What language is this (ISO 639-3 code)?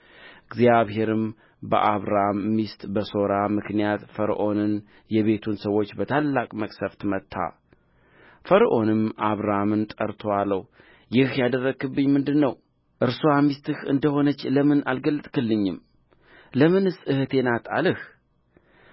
amh